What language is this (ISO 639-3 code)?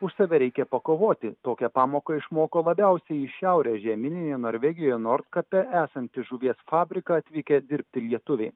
lit